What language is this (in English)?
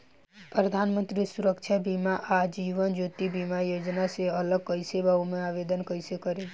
Bhojpuri